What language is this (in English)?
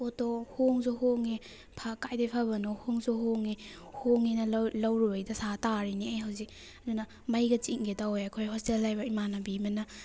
Manipuri